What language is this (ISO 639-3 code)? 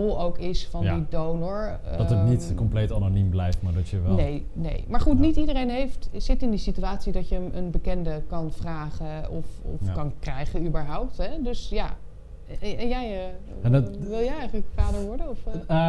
nld